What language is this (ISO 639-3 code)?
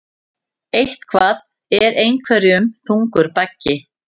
isl